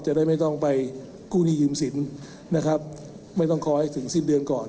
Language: Thai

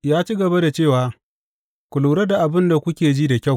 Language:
Hausa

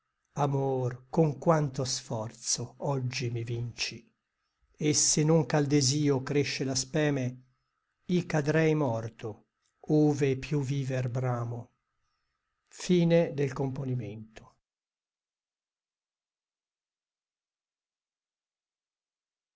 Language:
Italian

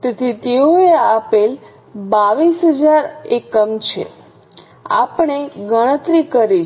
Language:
Gujarati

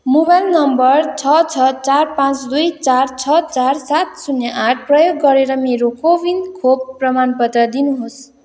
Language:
Nepali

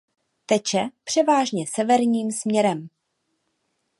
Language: Czech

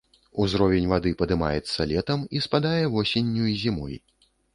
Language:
Belarusian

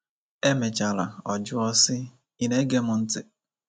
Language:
Igbo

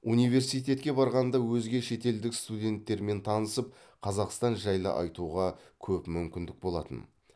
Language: Kazakh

